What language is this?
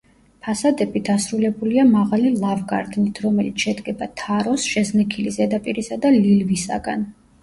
Georgian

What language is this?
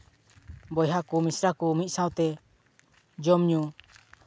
Santali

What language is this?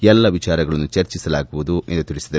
Kannada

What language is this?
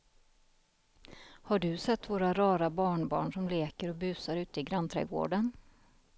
Swedish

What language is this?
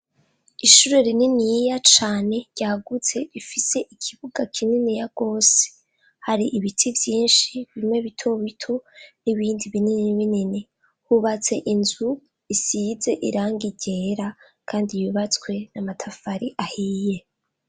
Rundi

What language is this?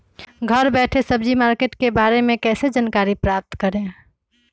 Magahi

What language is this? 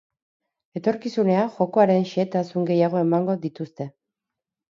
Basque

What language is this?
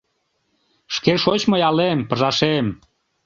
Mari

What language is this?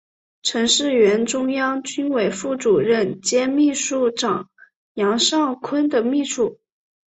Chinese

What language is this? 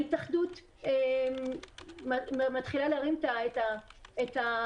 Hebrew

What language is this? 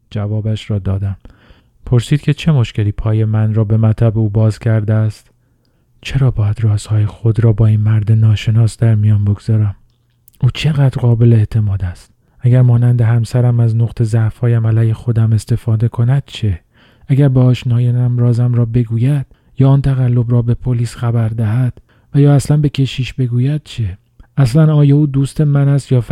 Persian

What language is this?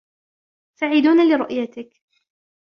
Arabic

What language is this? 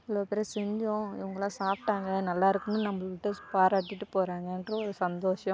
Tamil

